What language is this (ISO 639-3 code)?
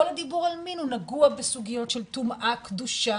heb